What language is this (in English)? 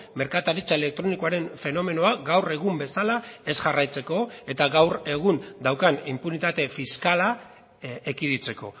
Basque